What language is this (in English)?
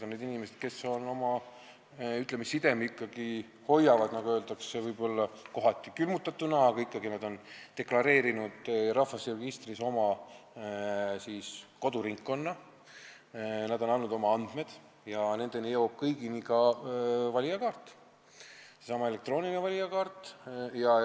Estonian